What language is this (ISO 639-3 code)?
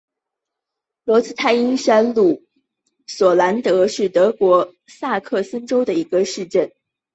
zho